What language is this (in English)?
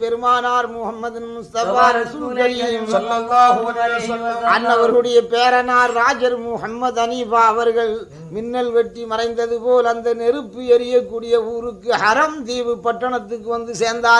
Tamil